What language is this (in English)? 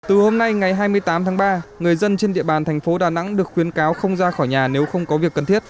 Vietnamese